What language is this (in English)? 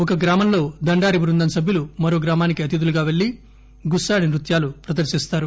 Telugu